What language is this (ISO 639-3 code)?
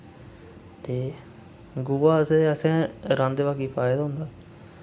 doi